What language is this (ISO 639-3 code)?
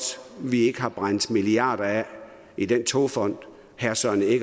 dan